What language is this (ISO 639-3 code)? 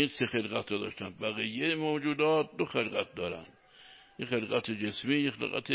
fas